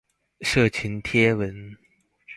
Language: Chinese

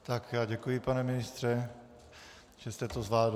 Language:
Czech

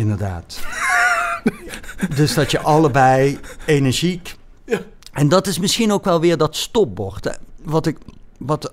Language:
Dutch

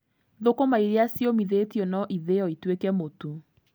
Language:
Kikuyu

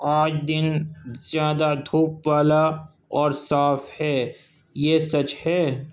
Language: Urdu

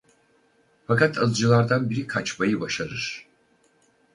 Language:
Turkish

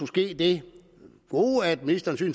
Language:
Danish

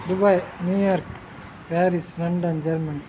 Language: Kannada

